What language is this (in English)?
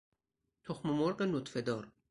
Persian